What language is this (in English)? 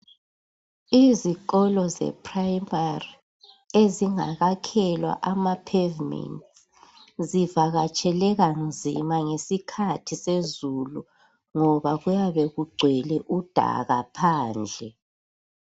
North Ndebele